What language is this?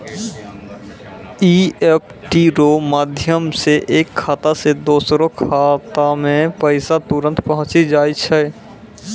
Maithili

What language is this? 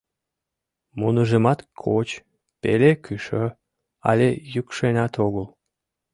Mari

